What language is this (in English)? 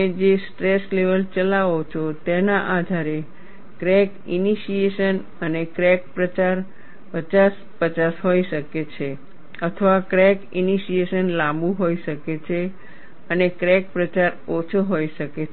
Gujarati